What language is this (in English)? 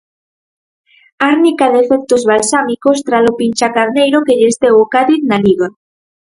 Galician